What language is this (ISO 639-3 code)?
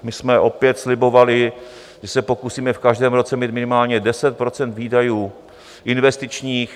ces